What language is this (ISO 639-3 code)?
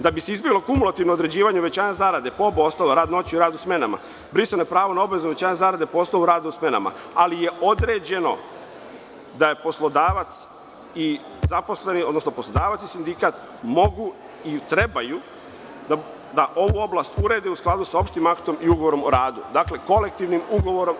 srp